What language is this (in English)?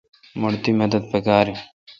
Kalkoti